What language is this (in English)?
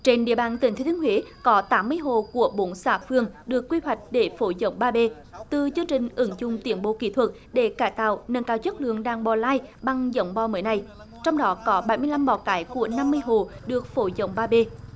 Vietnamese